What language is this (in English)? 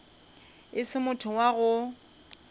Northern Sotho